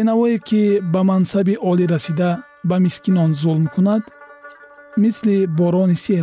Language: Persian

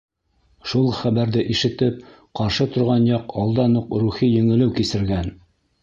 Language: Bashkir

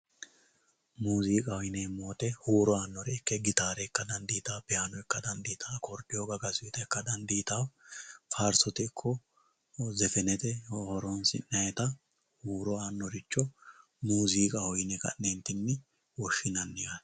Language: Sidamo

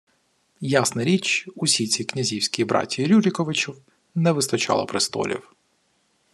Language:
Ukrainian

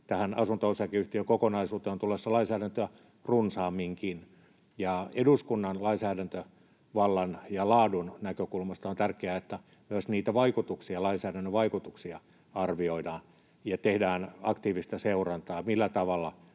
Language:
Finnish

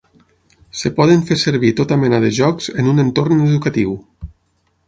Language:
Catalan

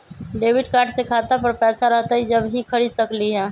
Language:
Magahi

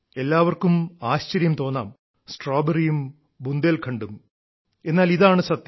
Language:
Malayalam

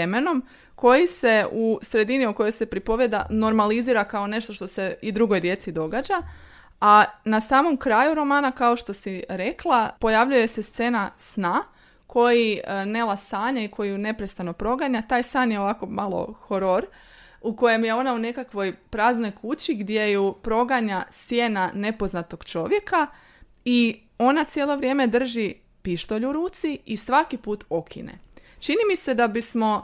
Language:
Croatian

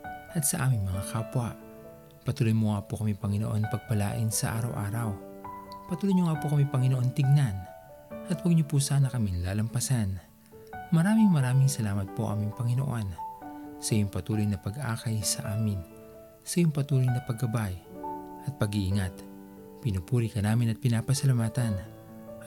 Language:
Filipino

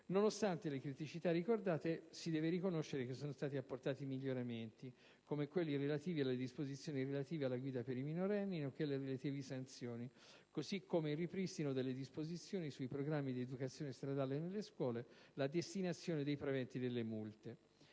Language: Italian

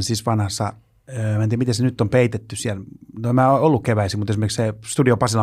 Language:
Finnish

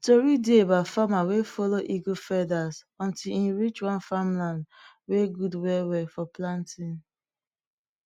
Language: Nigerian Pidgin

